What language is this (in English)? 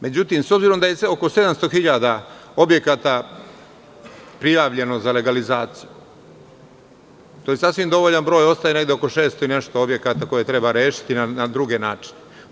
Serbian